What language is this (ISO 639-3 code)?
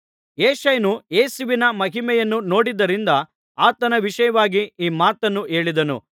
kan